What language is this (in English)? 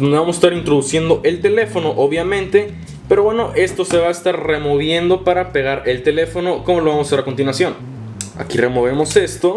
Spanish